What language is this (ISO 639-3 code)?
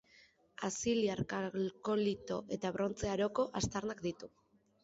eus